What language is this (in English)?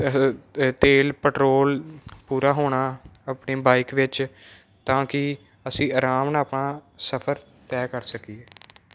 Punjabi